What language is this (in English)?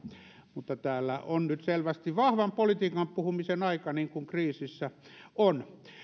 Finnish